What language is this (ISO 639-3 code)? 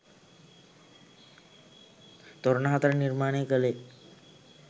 sin